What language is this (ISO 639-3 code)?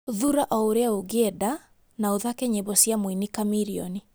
kik